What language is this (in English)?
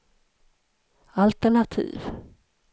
Swedish